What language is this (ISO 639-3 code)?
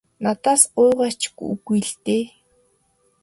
mon